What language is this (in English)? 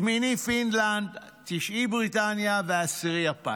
Hebrew